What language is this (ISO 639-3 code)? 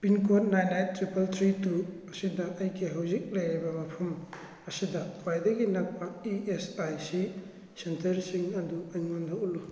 mni